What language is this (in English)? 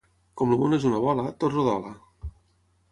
Catalan